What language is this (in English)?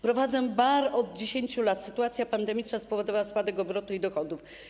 Polish